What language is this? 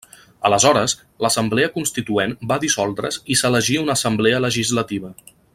Catalan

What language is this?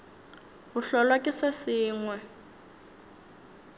Northern Sotho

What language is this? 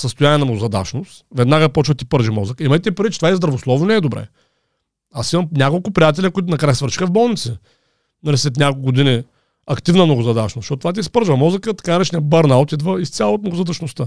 Bulgarian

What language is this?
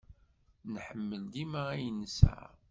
Kabyle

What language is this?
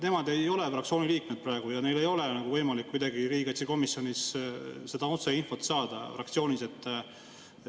Estonian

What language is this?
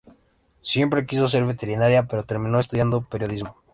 Spanish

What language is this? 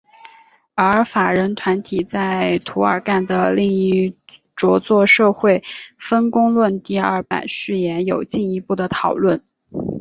Chinese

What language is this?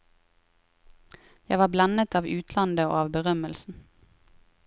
Norwegian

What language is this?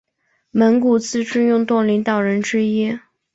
Chinese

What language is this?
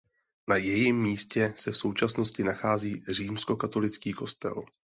Czech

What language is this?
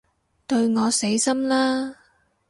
Cantonese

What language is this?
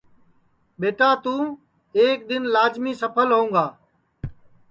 Sansi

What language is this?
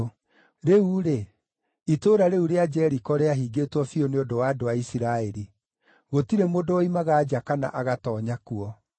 Kikuyu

